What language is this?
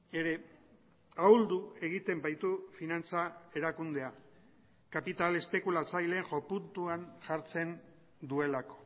Basque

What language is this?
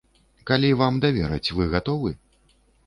Belarusian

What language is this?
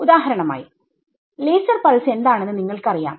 Malayalam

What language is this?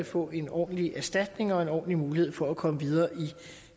Danish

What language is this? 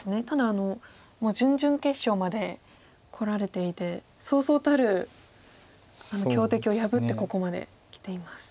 Japanese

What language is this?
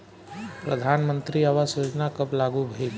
Bhojpuri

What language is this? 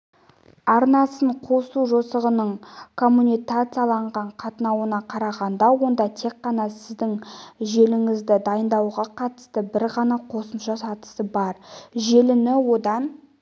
Kazakh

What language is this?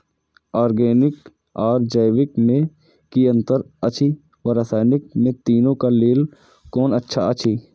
Maithili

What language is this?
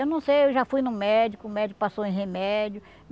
Portuguese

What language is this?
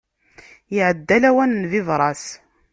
Kabyle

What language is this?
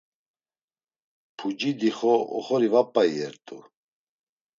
Laz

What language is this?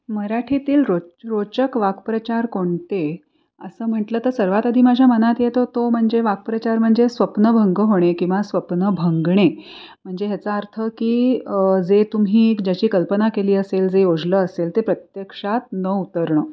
Marathi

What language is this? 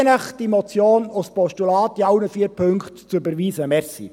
Swiss German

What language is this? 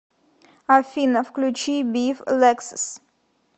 Russian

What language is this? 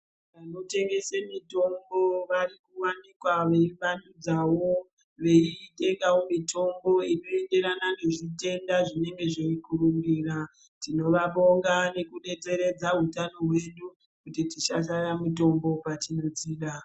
Ndau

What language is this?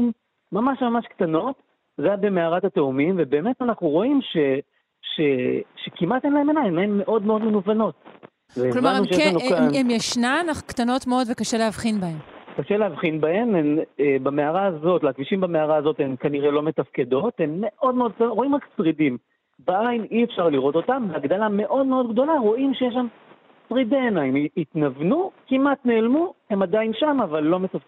Hebrew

